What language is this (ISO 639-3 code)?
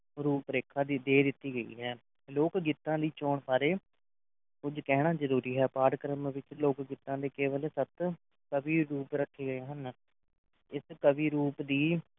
pan